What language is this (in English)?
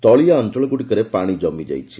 Odia